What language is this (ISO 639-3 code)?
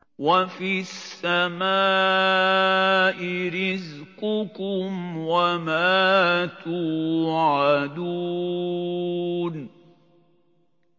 ara